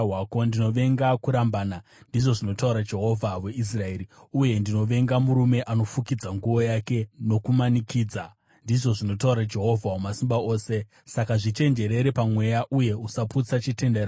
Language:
Shona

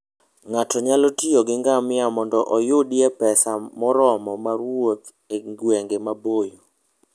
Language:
Luo (Kenya and Tanzania)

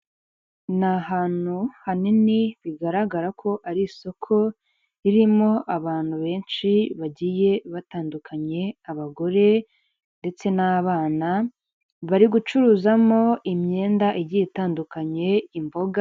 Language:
Kinyarwanda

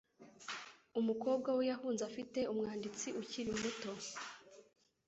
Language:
Kinyarwanda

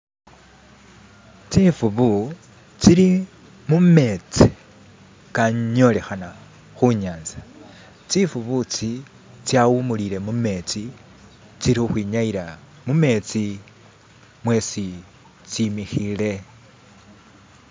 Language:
Masaaba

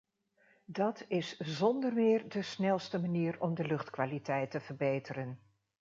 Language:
Dutch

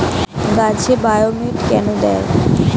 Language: Bangla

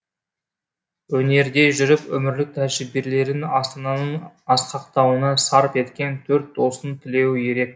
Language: Kazakh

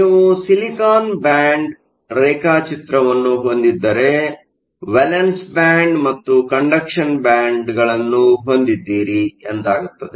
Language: Kannada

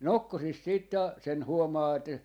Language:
Finnish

